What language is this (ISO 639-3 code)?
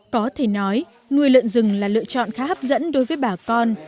vie